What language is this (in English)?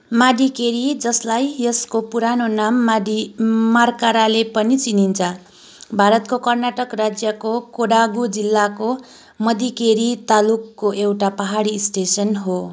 Nepali